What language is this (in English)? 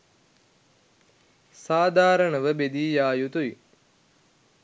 Sinhala